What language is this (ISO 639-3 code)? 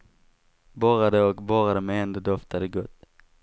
swe